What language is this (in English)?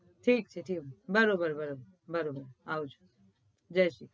Gujarati